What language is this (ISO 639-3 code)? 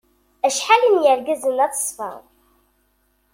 kab